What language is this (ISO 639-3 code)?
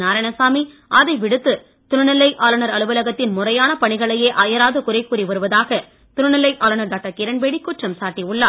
tam